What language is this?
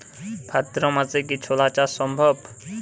Bangla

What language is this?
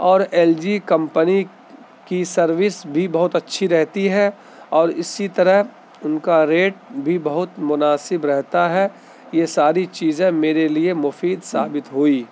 Urdu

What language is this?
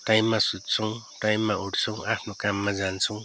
Nepali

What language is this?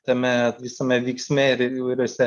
Lithuanian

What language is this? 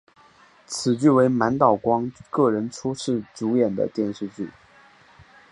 Chinese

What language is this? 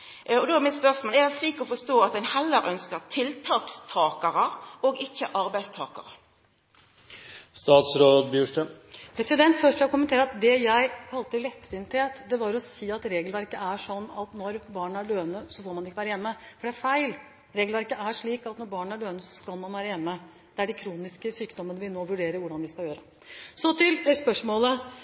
Norwegian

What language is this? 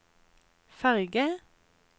Norwegian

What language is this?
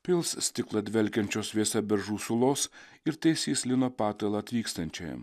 Lithuanian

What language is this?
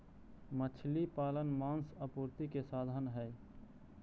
Magahi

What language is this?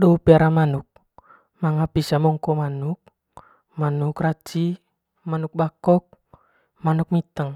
Manggarai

